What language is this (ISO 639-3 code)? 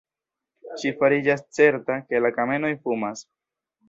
epo